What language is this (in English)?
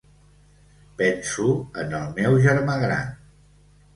Catalan